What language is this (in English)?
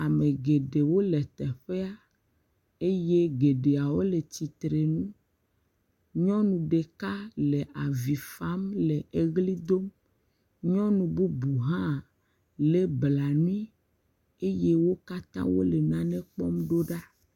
Ewe